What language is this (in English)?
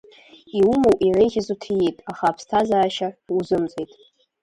Abkhazian